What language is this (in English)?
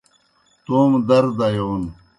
Kohistani Shina